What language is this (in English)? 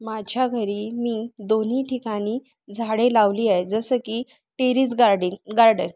Marathi